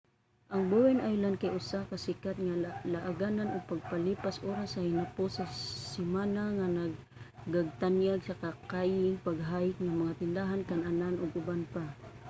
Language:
Cebuano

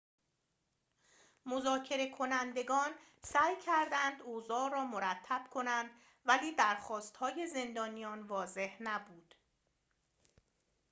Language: Persian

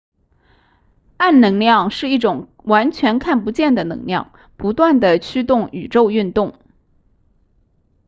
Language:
Chinese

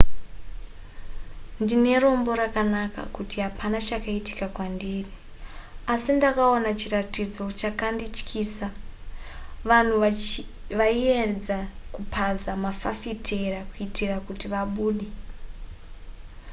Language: Shona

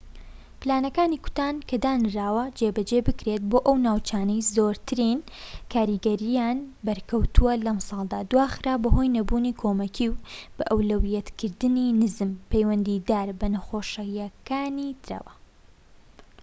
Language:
Central Kurdish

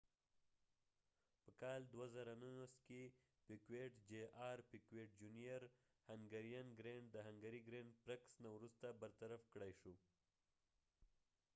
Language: Pashto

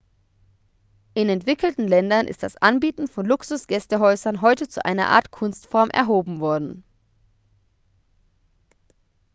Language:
German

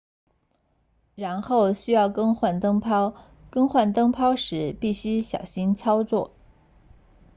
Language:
Chinese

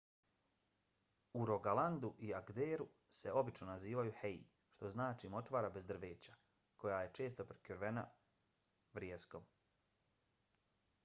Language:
Bosnian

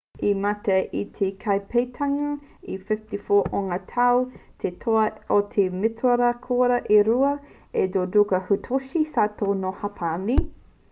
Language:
Māori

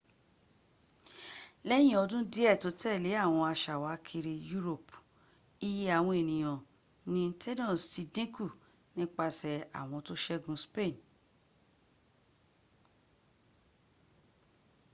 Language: Yoruba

